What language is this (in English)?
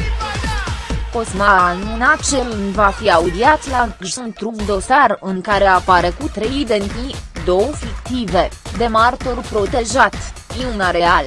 Romanian